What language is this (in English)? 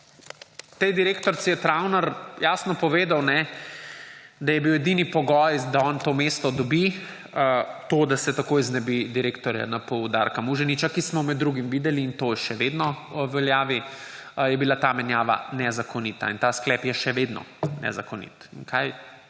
Slovenian